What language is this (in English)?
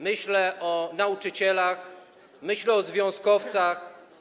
Polish